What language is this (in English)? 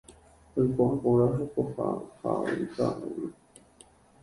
Guarani